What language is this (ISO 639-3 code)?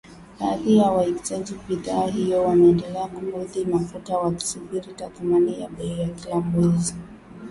swa